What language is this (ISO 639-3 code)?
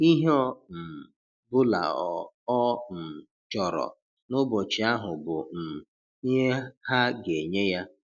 ibo